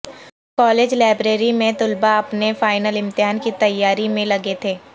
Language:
Urdu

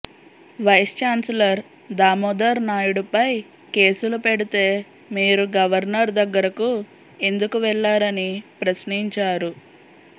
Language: Telugu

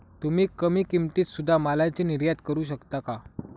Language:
Marathi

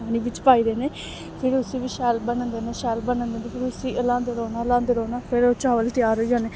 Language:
Dogri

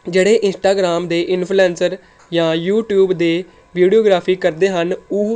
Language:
Punjabi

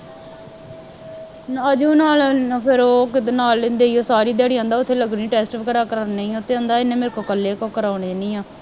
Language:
Punjabi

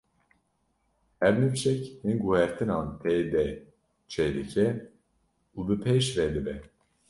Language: Kurdish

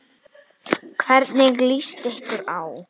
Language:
Icelandic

